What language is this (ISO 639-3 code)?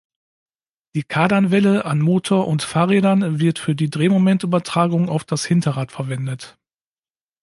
deu